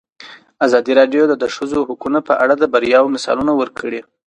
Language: Pashto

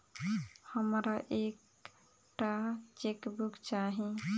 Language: Maithili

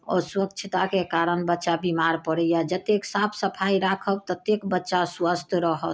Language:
Maithili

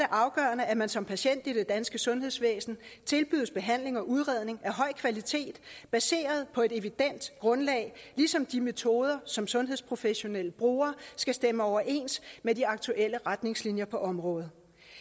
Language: Danish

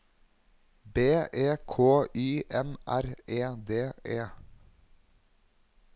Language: Norwegian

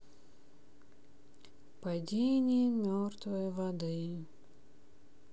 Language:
Russian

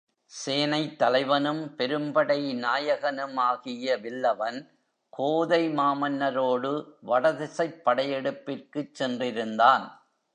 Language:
Tamil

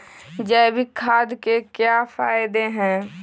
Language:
Magahi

